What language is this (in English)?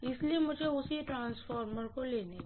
Hindi